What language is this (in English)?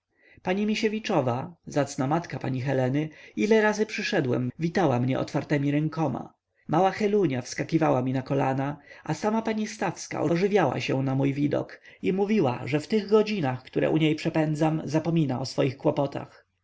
Polish